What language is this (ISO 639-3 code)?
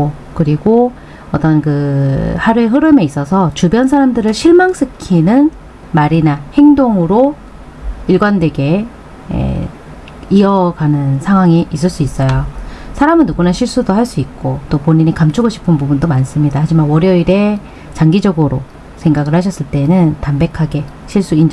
kor